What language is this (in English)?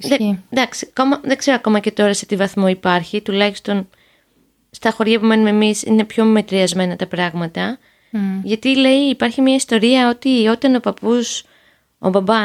Greek